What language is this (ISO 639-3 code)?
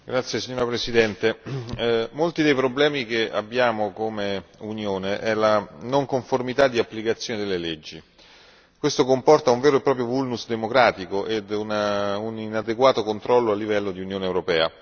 ita